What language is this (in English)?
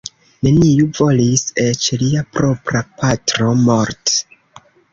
Esperanto